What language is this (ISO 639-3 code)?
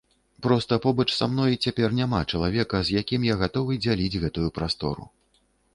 bel